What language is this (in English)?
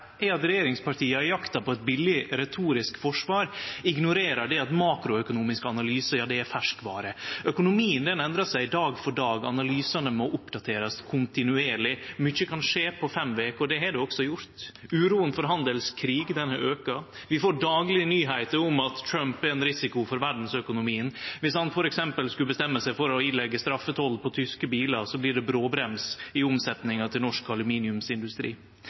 Norwegian Nynorsk